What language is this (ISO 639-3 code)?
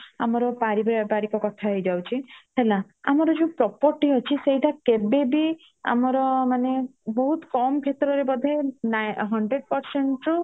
ori